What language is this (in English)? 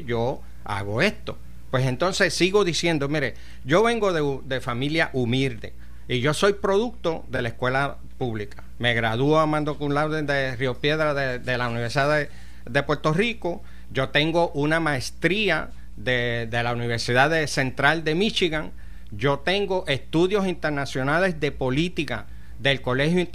Spanish